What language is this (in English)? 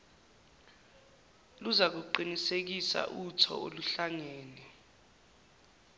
Zulu